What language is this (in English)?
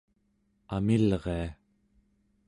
Central Yupik